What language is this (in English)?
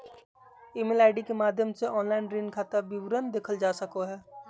Magahi